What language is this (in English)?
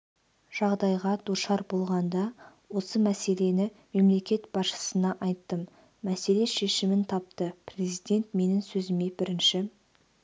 Kazakh